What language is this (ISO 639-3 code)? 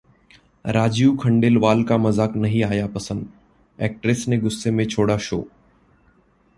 hin